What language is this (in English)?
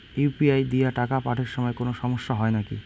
Bangla